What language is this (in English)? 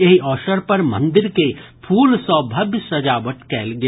Maithili